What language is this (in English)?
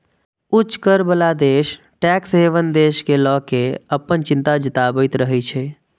Maithili